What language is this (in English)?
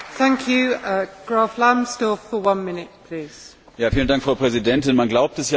German